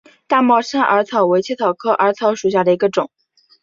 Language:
Chinese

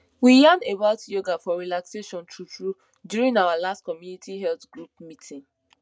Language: Nigerian Pidgin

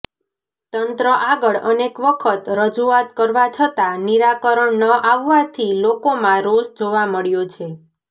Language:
Gujarati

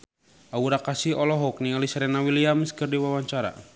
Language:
Sundanese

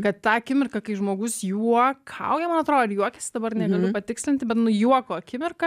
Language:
Lithuanian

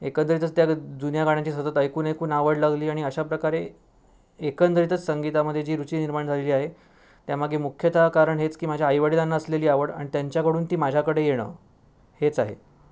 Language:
Marathi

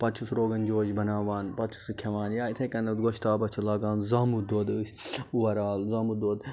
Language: Kashmiri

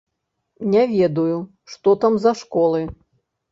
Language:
Belarusian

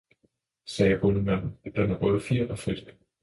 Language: Danish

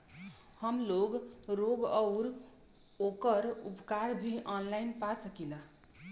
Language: Bhojpuri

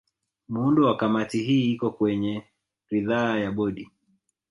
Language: Swahili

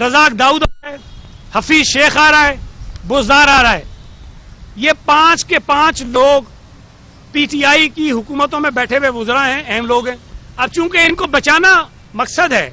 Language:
Hindi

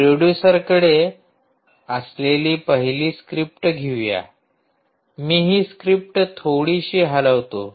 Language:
Marathi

